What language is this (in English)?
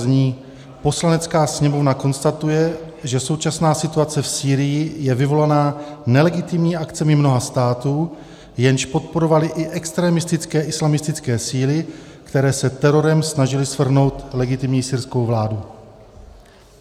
Czech